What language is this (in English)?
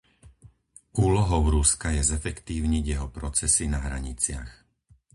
Slovak